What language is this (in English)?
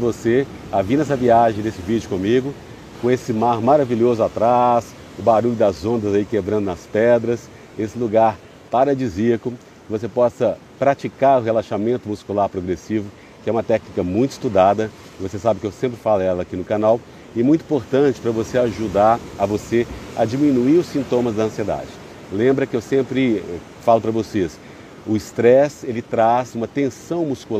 Portuguese